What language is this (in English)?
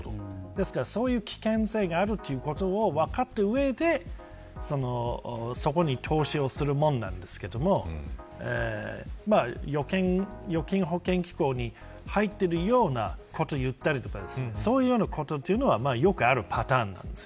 Japanese